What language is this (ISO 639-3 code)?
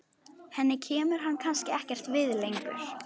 isl